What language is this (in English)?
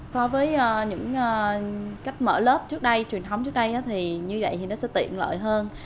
Vietnamese